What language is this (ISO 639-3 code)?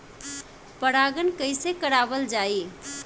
bho